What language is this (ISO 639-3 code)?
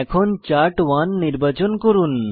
ben